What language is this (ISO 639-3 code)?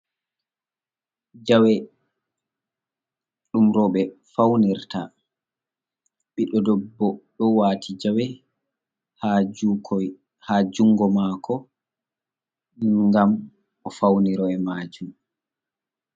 ful